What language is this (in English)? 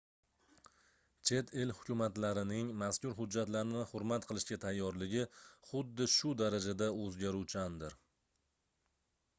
Uzbek